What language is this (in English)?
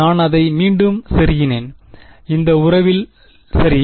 Tamil